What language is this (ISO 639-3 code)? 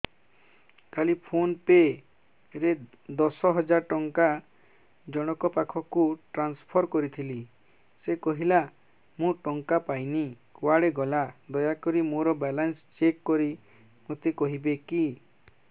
ori